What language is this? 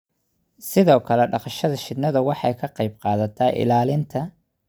Somali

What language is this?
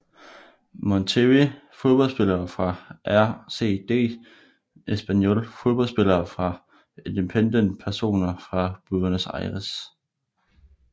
Danish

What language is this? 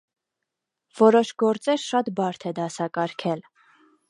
Armenian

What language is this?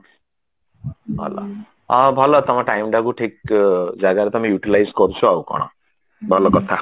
Odia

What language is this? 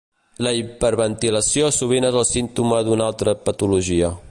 Catalan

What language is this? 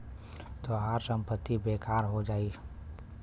Bhojpuri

